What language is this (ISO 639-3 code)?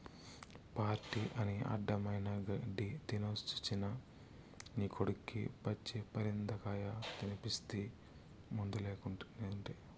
tel